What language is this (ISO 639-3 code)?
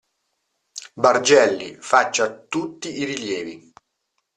ita